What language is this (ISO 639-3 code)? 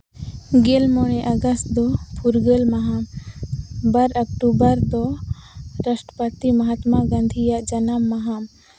sat